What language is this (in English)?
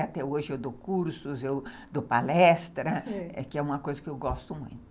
Portuguese